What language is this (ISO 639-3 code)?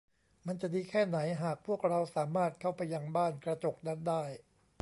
tha